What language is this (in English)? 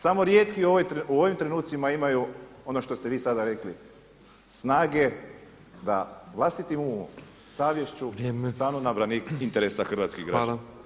Croatian